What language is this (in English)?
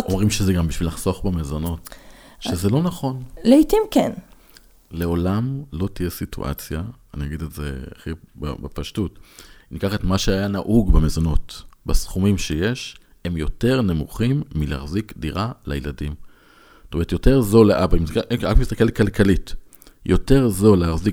Hebrew